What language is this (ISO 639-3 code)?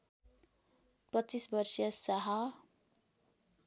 nep